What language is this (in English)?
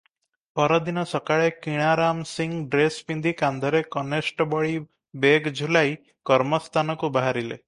Odia